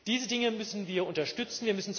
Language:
German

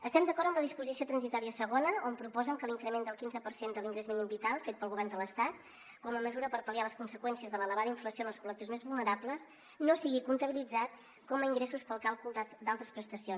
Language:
Catalan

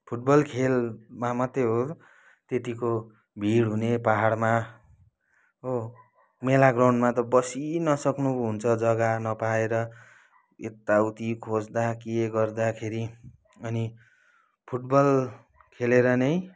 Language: Nepali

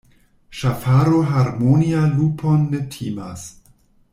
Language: Esperanto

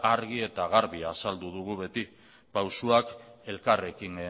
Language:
Basque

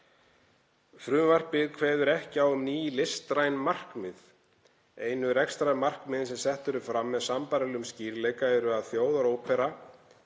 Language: Icelandic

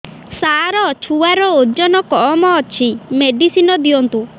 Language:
Odia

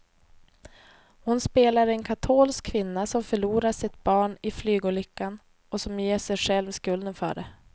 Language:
Swedish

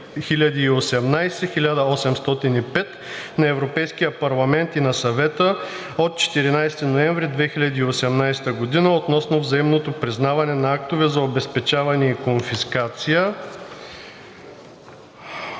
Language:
Bulgarian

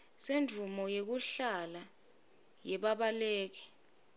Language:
Swati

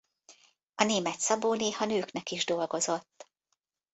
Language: Hungarian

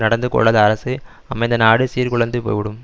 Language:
Tamil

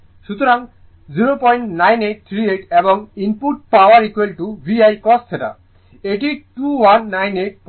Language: Bangla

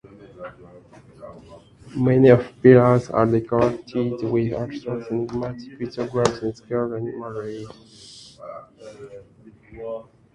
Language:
English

